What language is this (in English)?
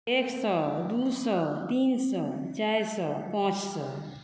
Maithili